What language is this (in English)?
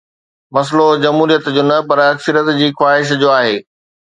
Sindhi